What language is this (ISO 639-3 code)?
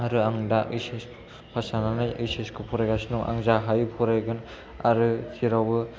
brx